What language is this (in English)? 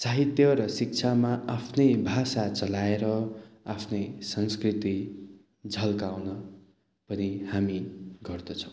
Nepali